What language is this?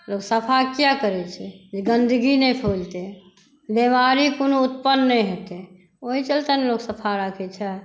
Maithili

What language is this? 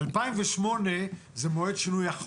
Hebrew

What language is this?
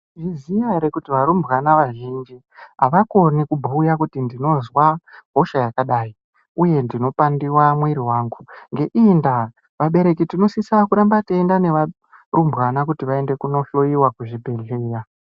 Ndau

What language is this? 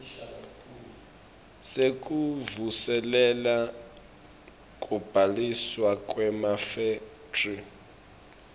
Swati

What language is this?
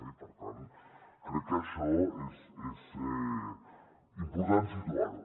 Catalan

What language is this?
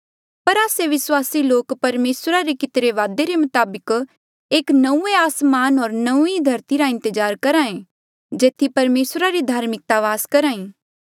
Mandeali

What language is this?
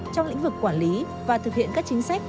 Vietnamese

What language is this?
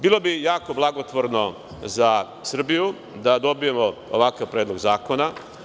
Serbian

